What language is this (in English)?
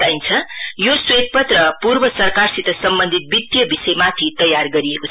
Nepali